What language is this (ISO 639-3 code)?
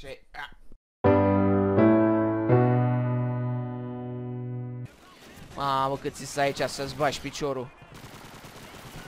ron